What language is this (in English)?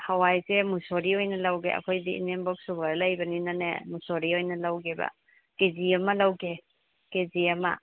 Manipuri